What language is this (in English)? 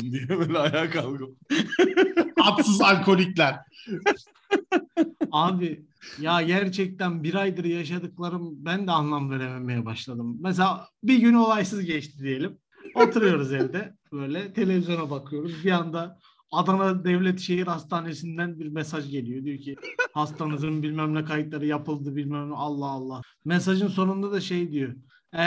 Turkish